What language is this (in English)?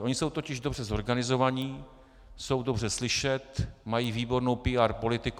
Czech